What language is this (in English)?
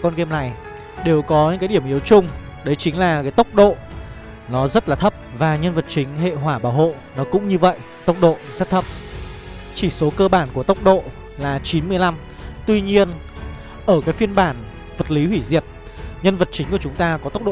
Vietnamese